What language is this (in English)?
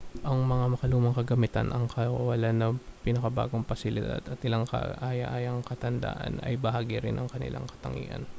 Filipino